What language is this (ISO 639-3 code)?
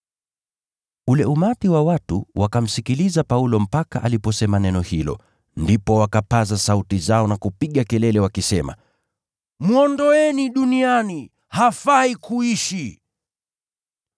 swa